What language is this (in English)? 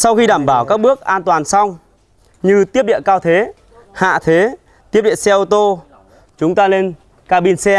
Vietnamese